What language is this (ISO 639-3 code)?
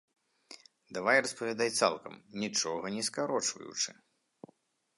bel